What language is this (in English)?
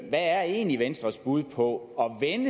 Danish